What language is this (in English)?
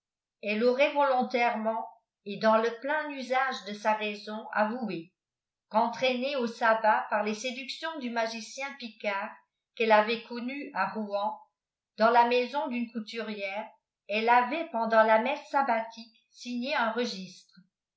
French